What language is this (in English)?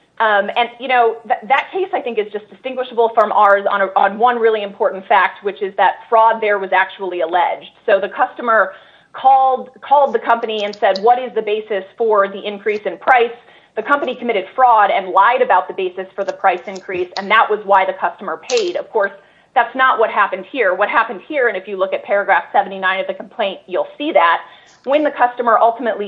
English